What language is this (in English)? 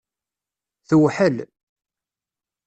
Kabyle